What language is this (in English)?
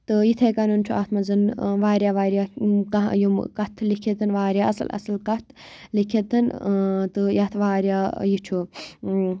Kashmiri